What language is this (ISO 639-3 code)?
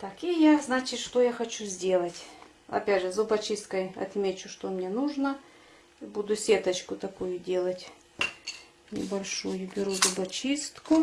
rus